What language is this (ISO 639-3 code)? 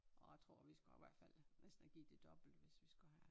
dan